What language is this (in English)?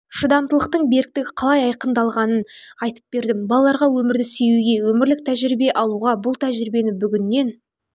Kazakh